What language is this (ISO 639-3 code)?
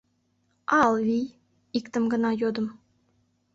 chm